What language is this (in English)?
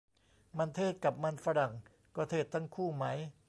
Thai